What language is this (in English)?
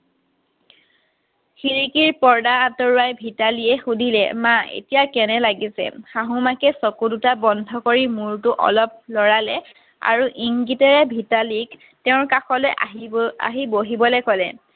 Assamese